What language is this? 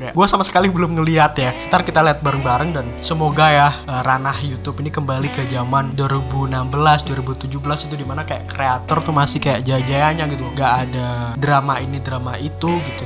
Indonesian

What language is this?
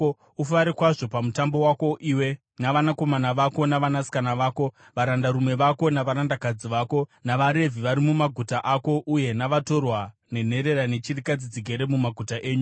Shona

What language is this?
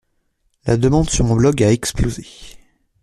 French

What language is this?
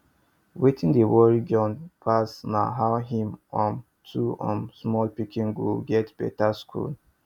Nigerian Pidgin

